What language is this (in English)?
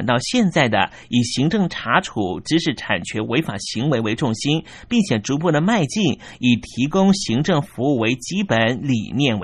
Chinese